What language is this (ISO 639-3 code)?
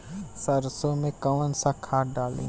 bho